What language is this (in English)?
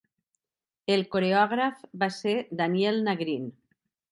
Catalan